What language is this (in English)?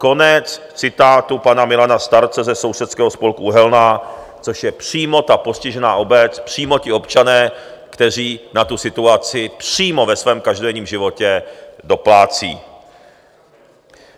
Czech